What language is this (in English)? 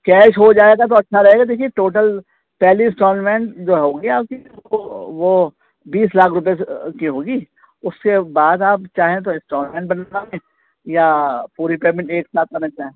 Urdu